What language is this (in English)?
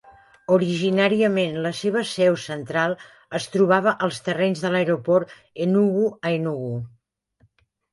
Catalan